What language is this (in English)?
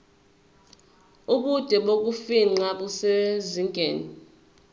Zulu